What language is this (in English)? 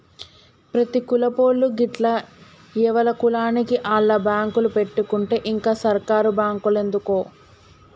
Telugu